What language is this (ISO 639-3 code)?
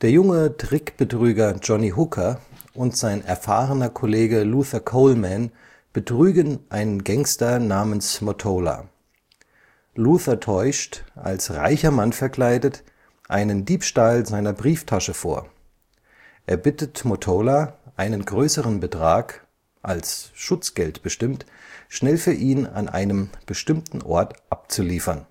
deu